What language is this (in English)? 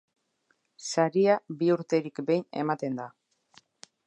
Basque